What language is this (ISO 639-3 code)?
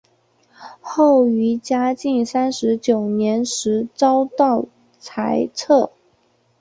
zho